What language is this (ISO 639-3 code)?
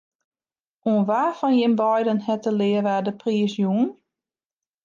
fry